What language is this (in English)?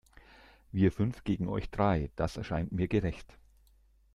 German